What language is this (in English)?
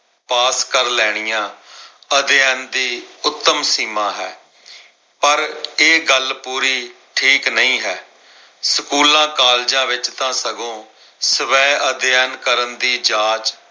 Punjabi